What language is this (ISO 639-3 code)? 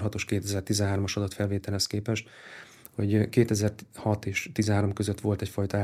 hun